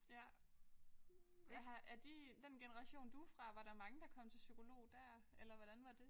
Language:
Danish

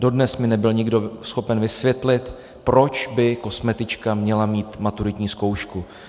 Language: Czech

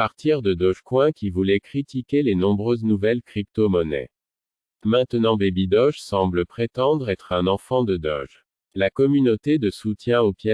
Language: French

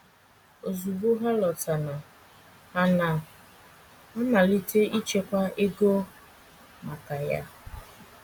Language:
Igbo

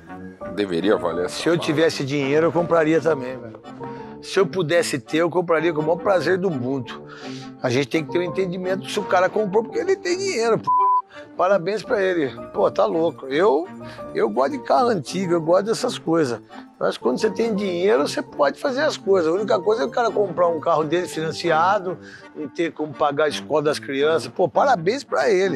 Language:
Portuguese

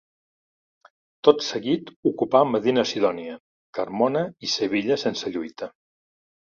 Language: Catalan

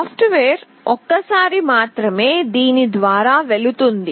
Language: Telugu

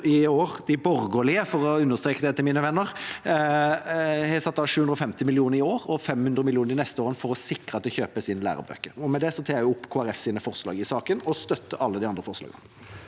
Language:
Norwegian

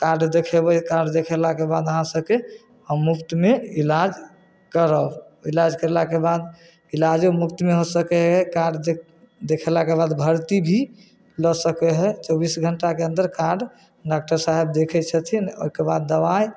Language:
Maithili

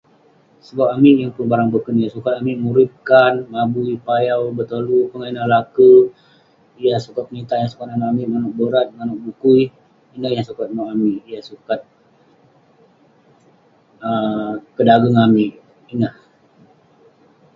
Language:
Western Penan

